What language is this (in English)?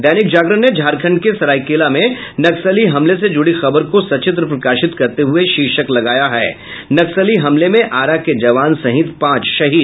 Hindi